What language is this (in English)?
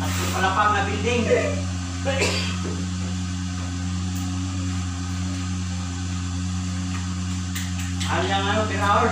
Filipino